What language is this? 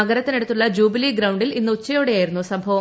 Malayalam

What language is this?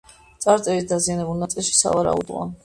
Georgian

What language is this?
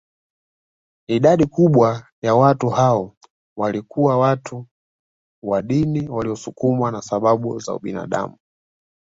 Swahili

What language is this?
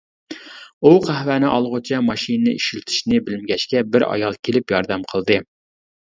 Uyghur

